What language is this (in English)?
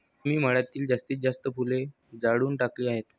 Marathi